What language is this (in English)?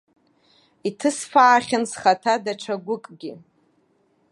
Abkhazian